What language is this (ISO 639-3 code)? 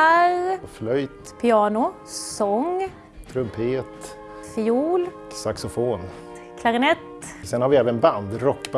swe